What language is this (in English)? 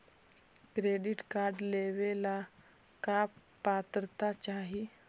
Magahi